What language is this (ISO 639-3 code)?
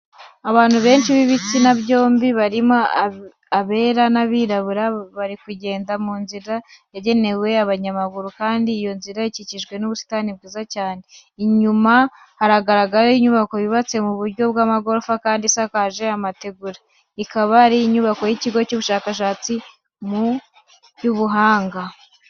kin